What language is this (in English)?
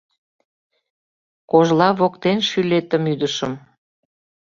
Mari